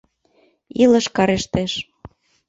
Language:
Mari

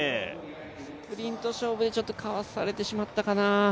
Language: Japanese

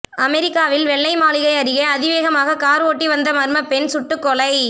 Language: Tamil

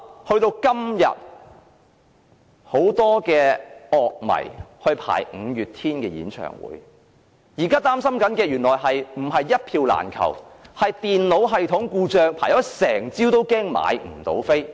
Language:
Cantonese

